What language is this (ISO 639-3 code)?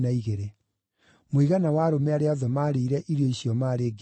kik